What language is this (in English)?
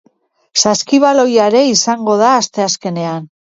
Basque